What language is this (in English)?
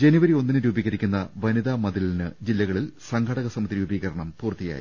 Malayalam